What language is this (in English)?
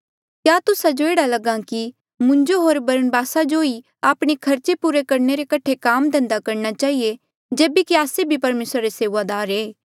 Mandeali